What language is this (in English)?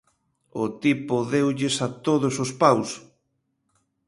Galician